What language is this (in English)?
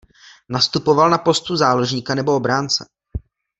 Czech